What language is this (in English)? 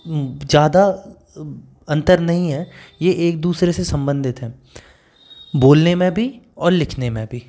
Hindi